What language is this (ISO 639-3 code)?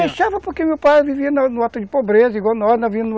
por